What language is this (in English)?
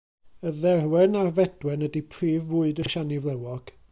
Welsh